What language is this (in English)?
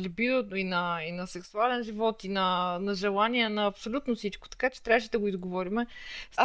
Bulgarian